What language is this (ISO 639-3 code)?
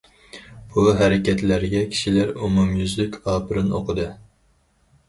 uig